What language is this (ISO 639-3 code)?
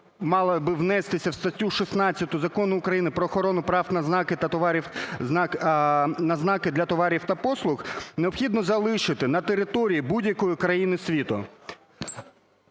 ukr